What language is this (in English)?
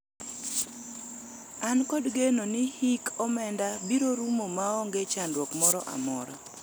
Luo (Kenya and Tanzania)